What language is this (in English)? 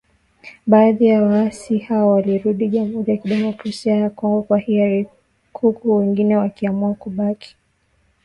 Swahili